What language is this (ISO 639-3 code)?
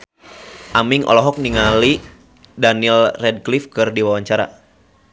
sun